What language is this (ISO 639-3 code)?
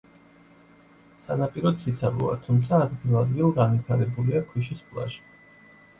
kat